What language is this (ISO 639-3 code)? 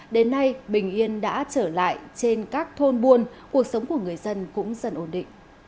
vie